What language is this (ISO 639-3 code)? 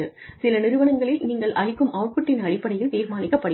tam